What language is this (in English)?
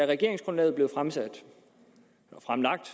Danish